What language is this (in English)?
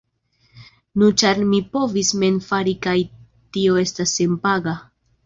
Esperanto